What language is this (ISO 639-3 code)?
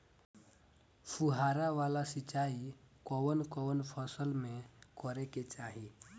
bho